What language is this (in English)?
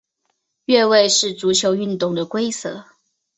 Chinese